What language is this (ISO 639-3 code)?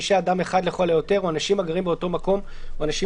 heb